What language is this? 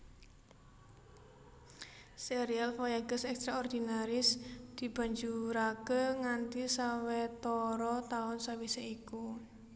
Javanese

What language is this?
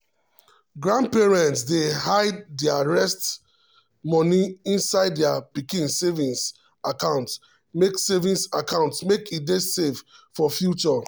Nigerian Pidgin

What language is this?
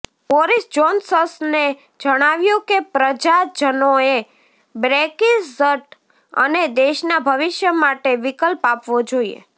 Gujarati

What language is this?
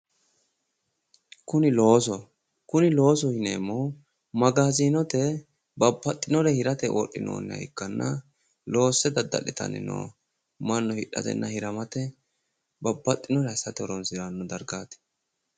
Sidamo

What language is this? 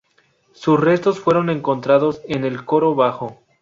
Spanish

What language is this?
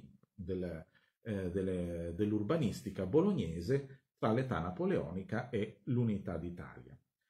Italian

